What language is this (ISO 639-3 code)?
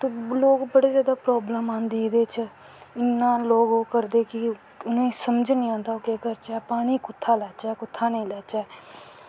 doi